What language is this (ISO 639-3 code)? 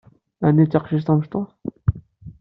kab